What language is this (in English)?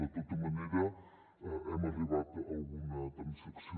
Catalan